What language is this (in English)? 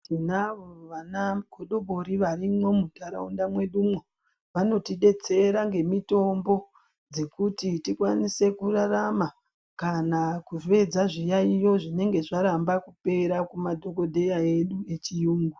Ndau